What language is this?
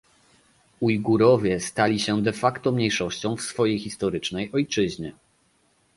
Polish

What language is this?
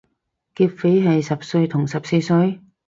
Cantonese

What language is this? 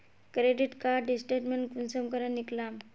Magahi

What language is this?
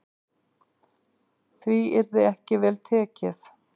Icelandic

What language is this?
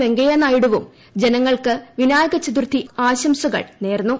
Malayalam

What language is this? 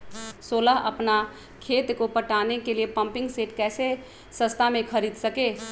Magahi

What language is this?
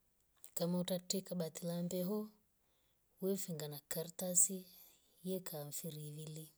Rombo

